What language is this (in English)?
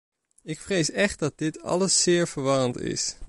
Dutch